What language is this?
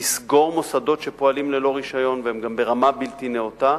Hebrew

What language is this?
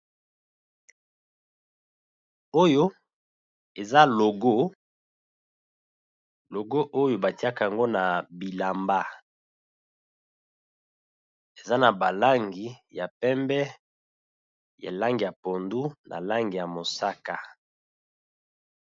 Lingala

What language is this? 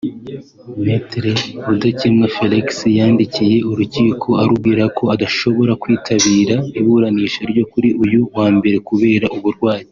Kinyarwanda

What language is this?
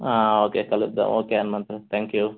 Telugu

